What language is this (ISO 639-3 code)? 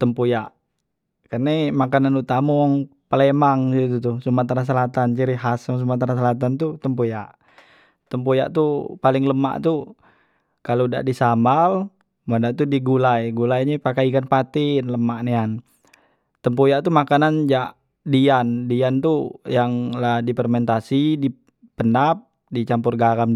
mui